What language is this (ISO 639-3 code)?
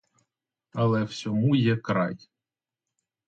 ukr